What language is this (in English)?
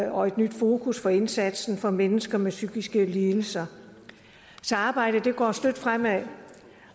Danish